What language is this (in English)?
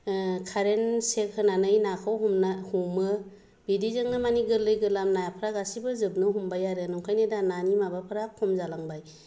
Bodo